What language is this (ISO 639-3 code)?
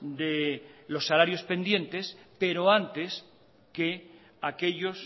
spa